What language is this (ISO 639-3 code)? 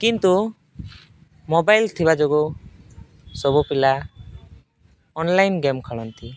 ori